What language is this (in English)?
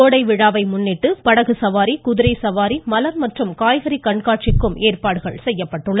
Tamil